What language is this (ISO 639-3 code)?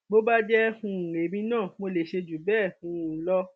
yor